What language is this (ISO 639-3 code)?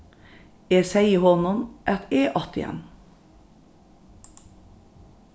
fao